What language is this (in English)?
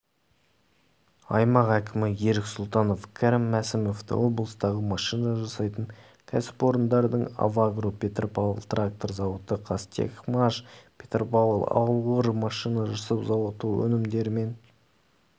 Kazakh